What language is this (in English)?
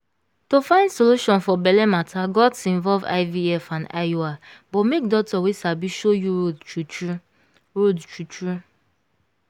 Nigerian Pidgin